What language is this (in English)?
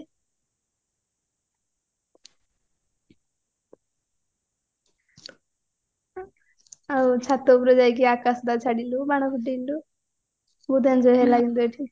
Odia